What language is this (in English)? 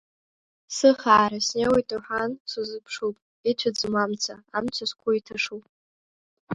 Abkhazian